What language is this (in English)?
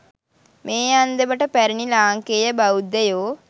Sinhala